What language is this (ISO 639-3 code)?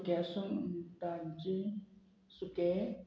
kok